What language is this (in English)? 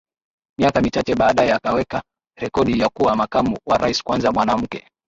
Swahili